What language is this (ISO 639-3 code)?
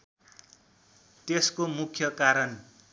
nep